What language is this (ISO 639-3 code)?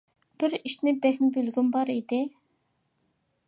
uig